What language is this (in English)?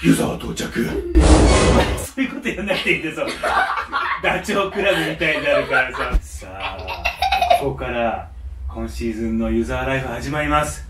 Japanese